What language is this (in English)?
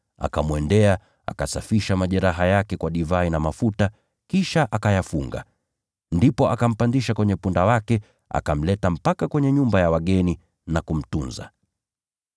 Swahili